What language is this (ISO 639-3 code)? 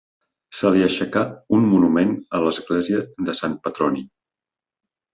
cat